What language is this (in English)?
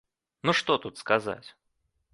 Belarusian